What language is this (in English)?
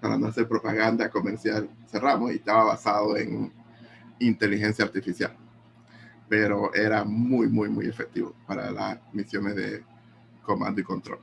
Spanish